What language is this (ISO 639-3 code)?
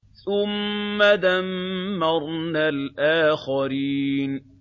ara